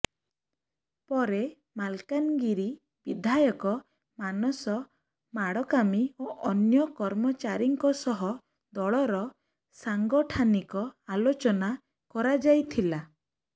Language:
Odia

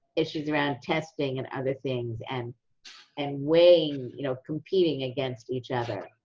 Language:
English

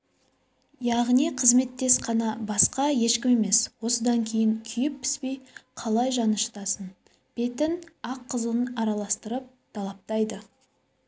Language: Kazakh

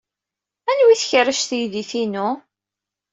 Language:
Kabyle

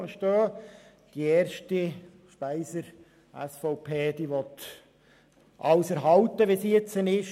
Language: Swiss German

